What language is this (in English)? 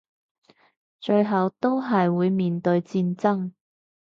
Cantonese